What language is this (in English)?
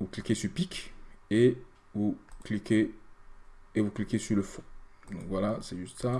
French